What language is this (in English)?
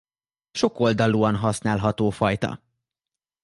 Hungarian